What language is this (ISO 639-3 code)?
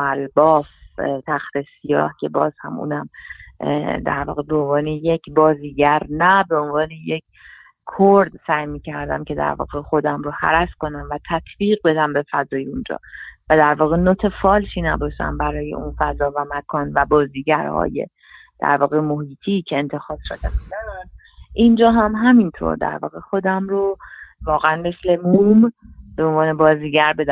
fas